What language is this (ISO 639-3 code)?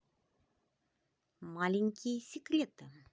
rus